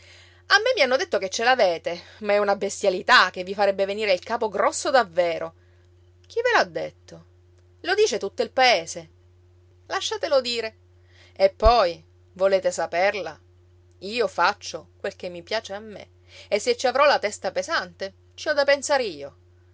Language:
Italian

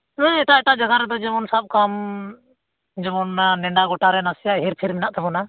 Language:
Santali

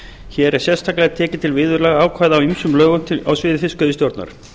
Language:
Icelandic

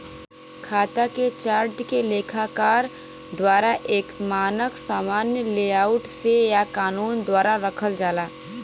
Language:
Bhojpuri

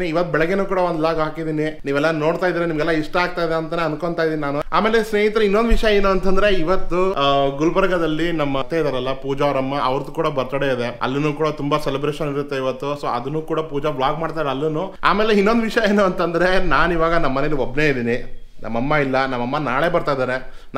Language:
Kannada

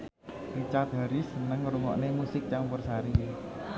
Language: Javanese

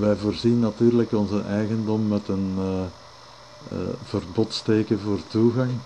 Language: Dutch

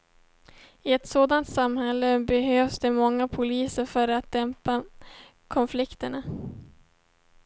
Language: Swedish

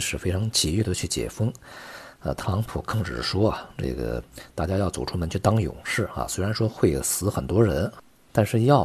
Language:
Chinese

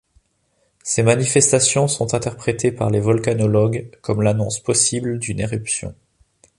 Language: French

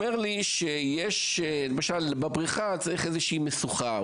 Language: Hebrew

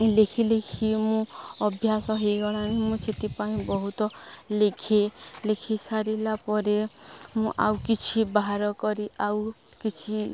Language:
Odia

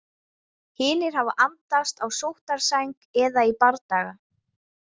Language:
Icelandic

